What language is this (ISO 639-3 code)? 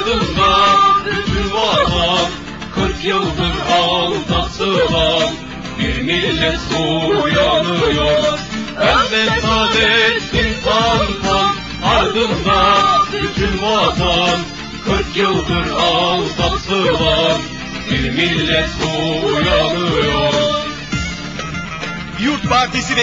tur